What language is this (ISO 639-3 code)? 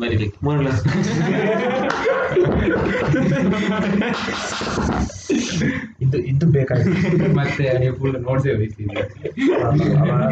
kan